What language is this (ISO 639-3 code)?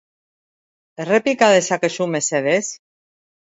eus